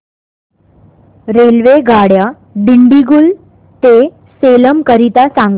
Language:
Marathi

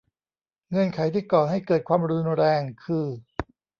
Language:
Thai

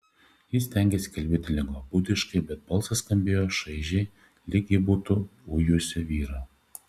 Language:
Lithuanian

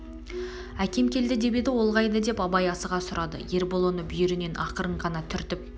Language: Kazakh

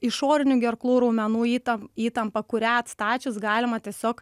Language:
Lithuanian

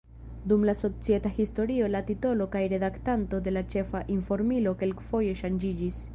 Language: Esperanto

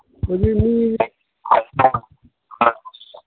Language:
Manipuri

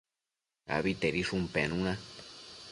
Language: Matsés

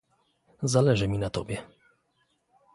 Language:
Polish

